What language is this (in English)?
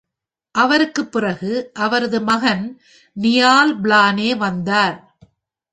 Tamil